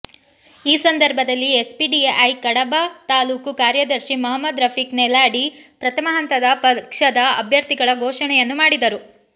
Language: Kannada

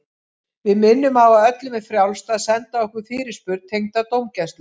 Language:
Icelandic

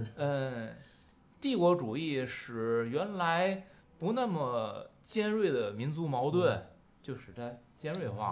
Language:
Chinese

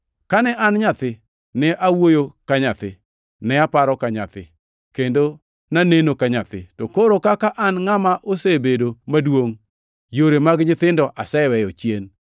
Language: Luo (Kenya and Tanzania)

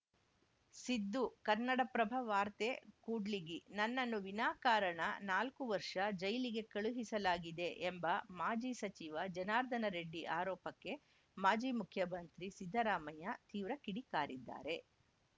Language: Kannada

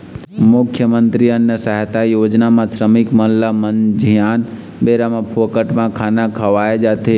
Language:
Chhattisgarhi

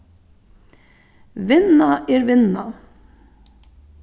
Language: Faroese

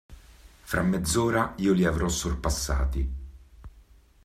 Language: Italian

